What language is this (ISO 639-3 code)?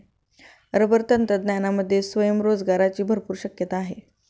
mar